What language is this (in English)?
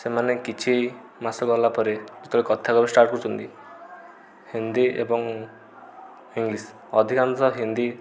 Odia